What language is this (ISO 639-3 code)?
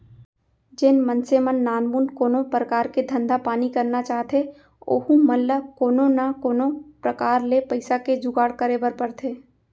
hne